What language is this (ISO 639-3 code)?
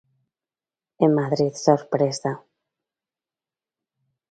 glg